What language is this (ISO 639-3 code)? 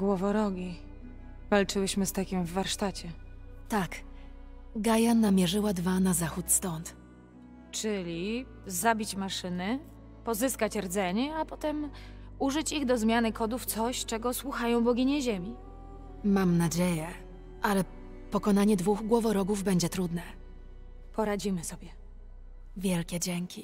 pol